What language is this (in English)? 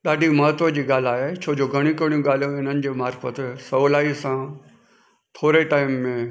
Sindhi